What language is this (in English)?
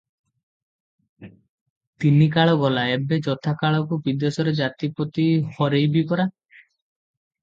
Odia